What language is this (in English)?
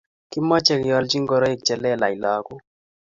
Kalenjin